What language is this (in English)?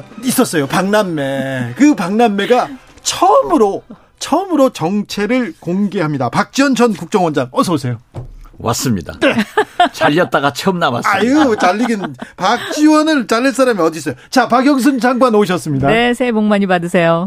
Korean